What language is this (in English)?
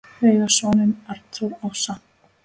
Icelandic